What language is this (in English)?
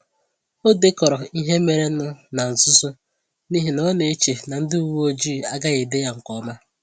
Igbo